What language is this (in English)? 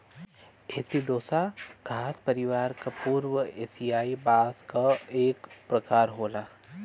Bhojpuri